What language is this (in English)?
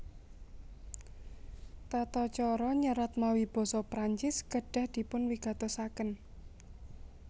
Javanese